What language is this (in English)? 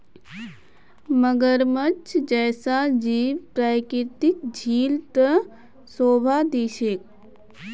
Magahi